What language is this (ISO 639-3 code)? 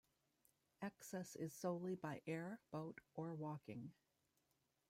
eng